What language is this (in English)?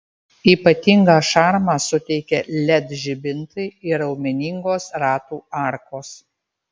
Lithuanian